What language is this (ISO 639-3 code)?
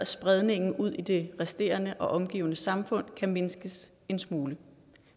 dan